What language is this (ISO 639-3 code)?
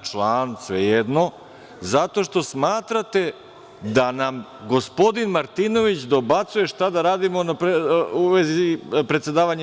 srp